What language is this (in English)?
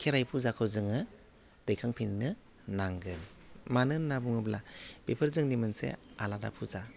Bodo